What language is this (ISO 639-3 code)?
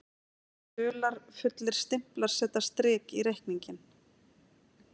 isl